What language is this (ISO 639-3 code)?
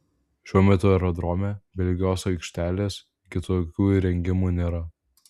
lit